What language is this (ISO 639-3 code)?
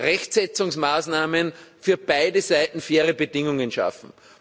deu